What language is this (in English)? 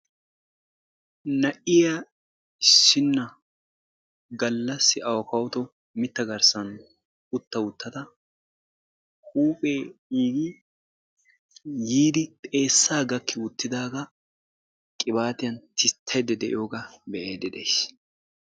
Wolaytta